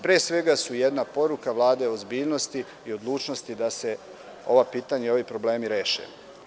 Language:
Serbian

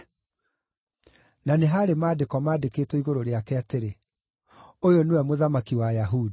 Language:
Kikuyu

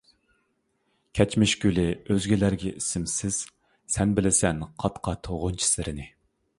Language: Uyghur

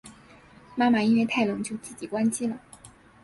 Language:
Chinese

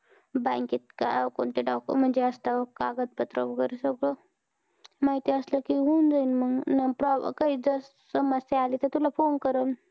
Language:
Marathi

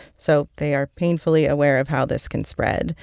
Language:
English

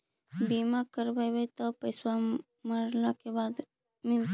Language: Magahi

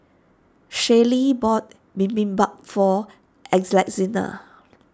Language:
English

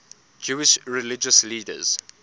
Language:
English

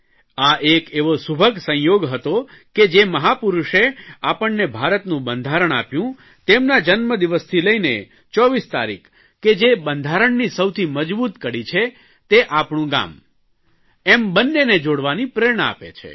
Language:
Gujarati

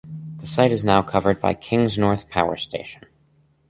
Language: English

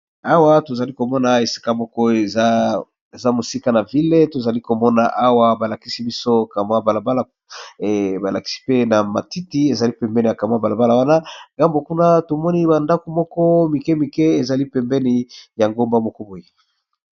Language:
Lingala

